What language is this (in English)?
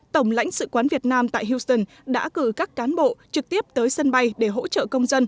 Vietnamese